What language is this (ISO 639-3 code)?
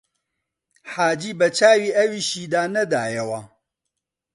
ckb